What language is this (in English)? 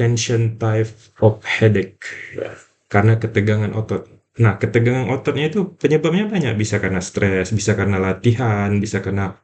Indonesian